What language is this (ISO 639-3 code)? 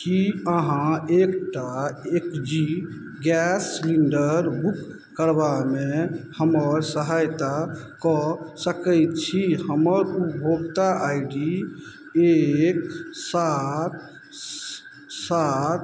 mai